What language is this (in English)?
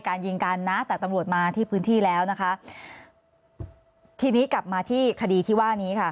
Thai